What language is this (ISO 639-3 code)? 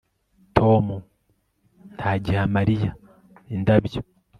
kin